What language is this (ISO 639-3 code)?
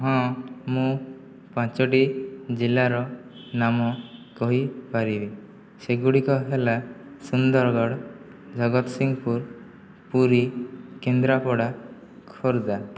ori